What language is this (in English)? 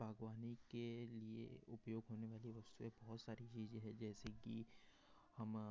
Hindi